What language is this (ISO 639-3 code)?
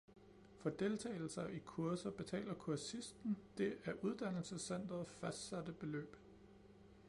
dan